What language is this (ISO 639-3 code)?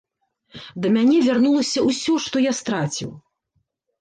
bel